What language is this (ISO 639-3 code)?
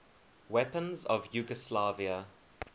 eng